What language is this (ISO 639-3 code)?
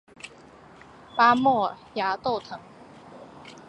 zho